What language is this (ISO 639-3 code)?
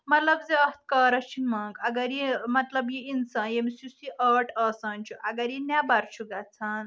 kas